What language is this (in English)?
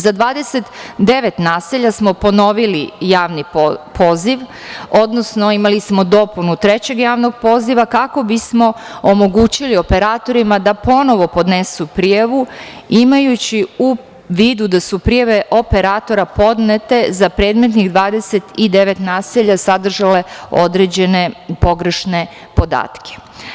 Serbian